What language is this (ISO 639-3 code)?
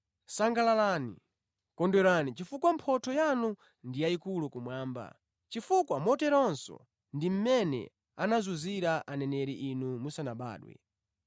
nya